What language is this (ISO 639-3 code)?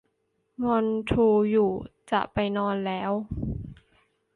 tha